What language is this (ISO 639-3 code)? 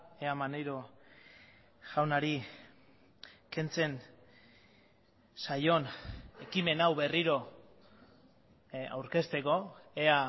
eus